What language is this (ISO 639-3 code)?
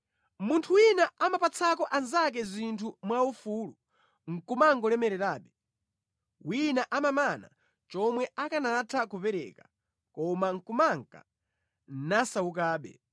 nya